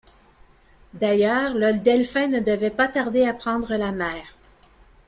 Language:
French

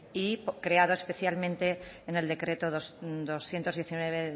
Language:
Spanish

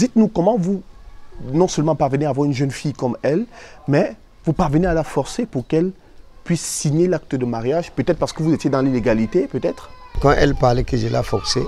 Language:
French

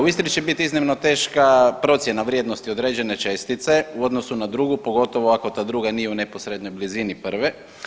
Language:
Croatian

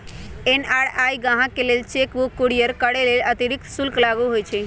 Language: Magahi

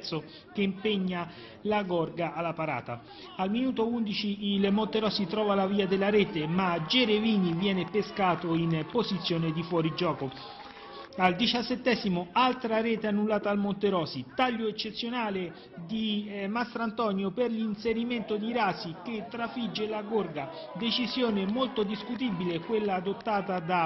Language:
Italian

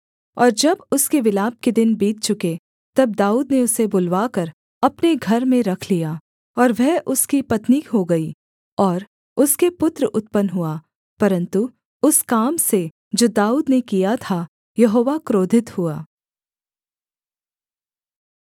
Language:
Hindi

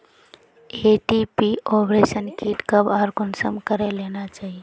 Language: Magahi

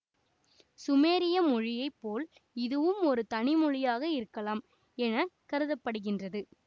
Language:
Tamil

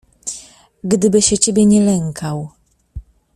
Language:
Polish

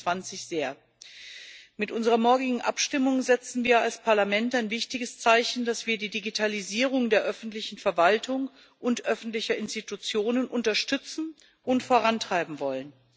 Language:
German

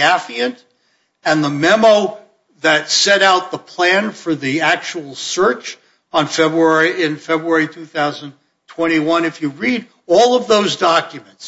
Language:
English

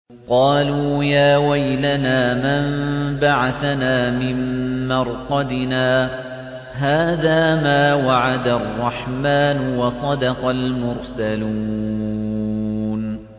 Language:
Arabic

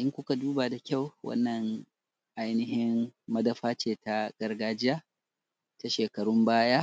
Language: Hausa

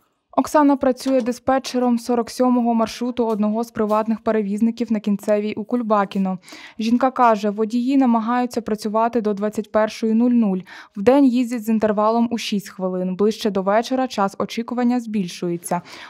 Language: Ukrainian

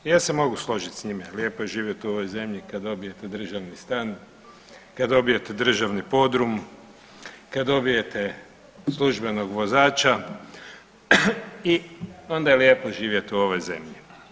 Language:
Croatian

